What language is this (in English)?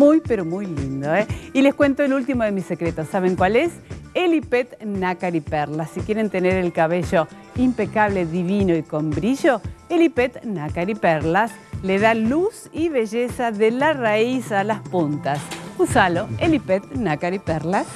Spanish